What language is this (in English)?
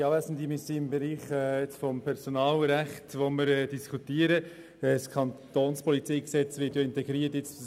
Swiss German